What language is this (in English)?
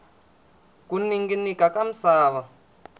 Tsonga